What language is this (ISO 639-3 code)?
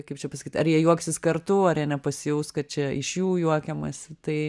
lit